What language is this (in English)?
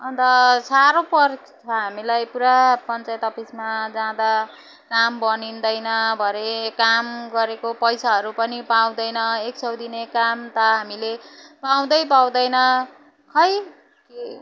Nepali